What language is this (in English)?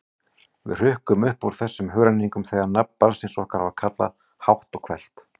Icelandic